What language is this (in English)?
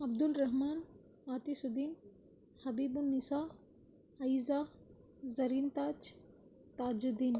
Tamil